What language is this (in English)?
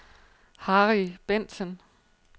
Danish